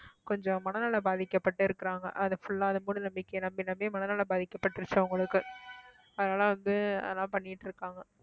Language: Tamil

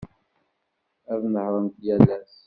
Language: Kabyle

